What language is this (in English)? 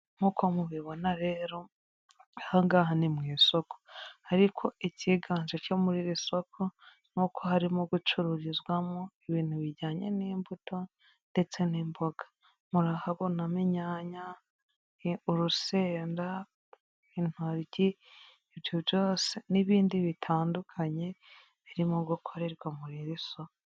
Kinyarwanda